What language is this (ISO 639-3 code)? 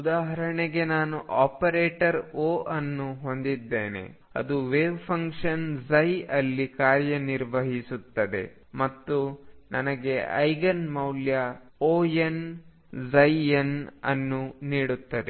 kan